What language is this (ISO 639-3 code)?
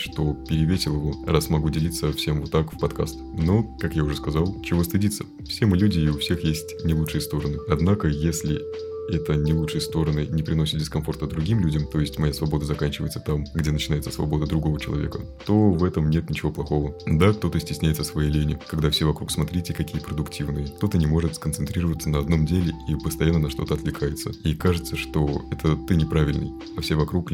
rus